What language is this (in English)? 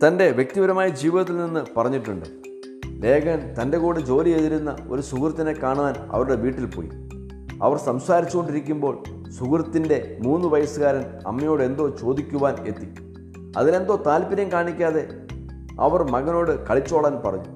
Malayalam